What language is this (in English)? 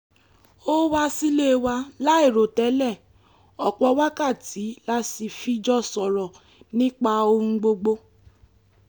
Yoruba